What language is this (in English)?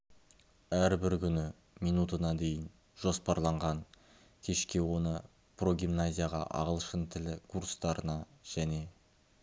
Kazakh